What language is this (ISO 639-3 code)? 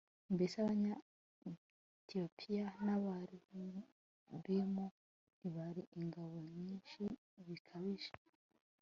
kin